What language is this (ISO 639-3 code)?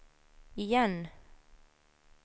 swe